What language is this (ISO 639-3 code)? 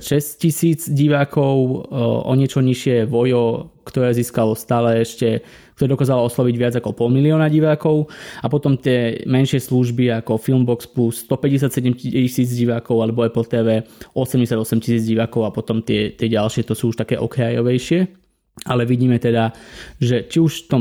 slk